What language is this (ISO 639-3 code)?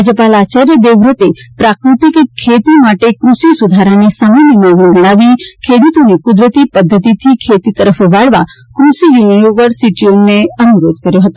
guj